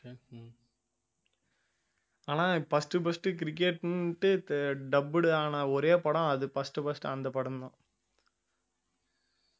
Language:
Tamil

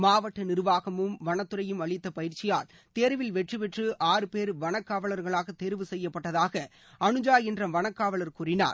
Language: Tamil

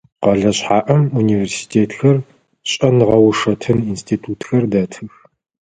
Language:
Adyghe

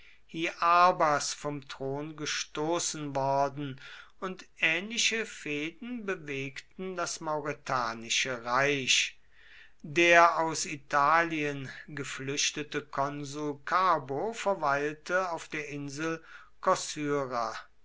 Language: German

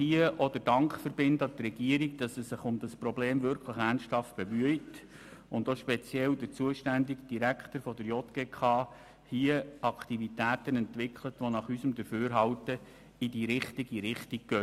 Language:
Swiss German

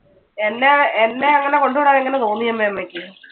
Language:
Malayalam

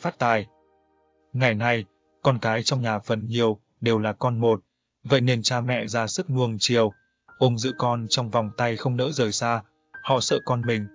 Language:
Vietnamese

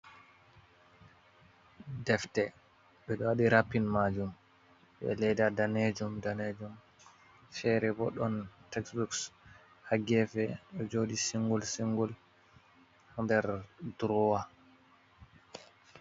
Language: Fula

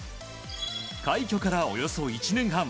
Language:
Japanese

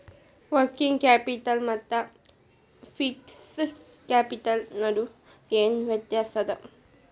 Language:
Kannada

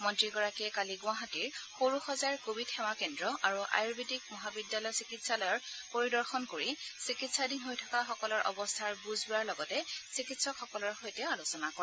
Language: Assamese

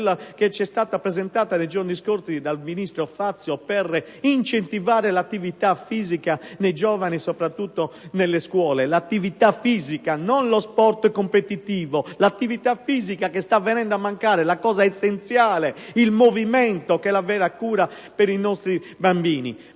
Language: Italian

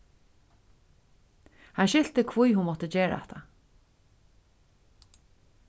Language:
Faroese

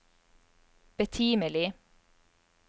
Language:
Norwegian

